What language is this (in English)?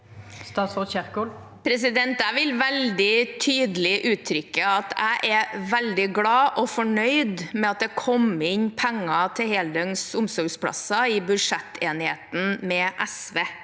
Norwegian